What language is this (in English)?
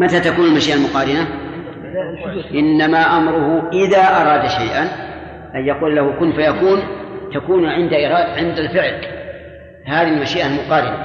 Arabic